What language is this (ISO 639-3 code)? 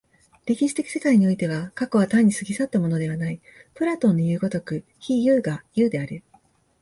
jpn